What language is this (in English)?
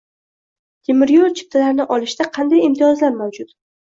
Uzbek